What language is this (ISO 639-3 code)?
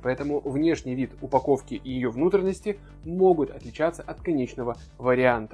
rus